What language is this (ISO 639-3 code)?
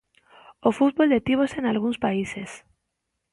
glg